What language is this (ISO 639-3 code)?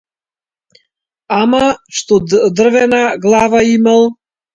mkd